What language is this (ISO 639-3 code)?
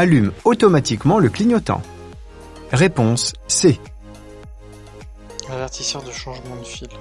fra